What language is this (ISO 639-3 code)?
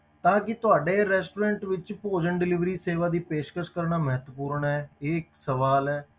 pan